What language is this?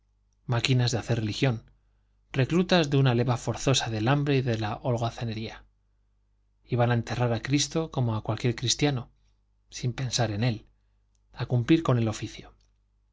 Spanish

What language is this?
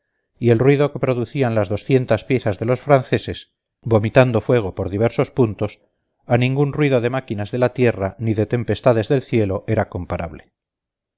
Spanish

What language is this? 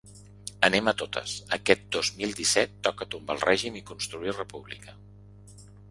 Catalan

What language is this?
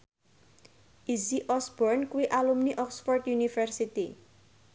Javanese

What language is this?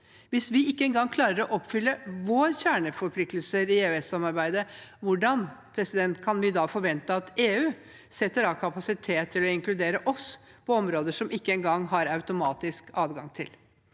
Norwegian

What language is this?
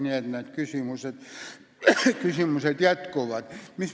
Estonian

